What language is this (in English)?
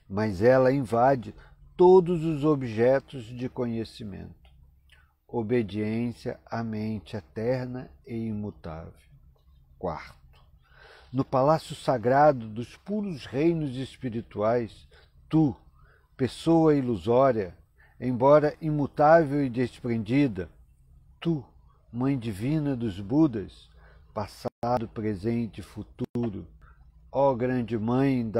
Portuguese